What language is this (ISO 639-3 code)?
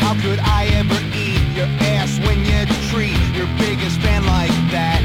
ell